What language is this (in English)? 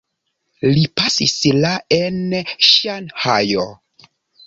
Esperanto